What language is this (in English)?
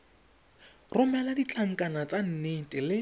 Tswana